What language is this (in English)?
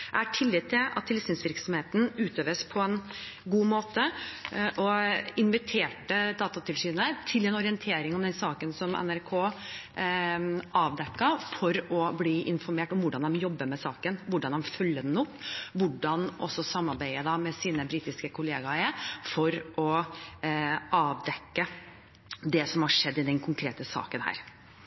Norwegian Bokmål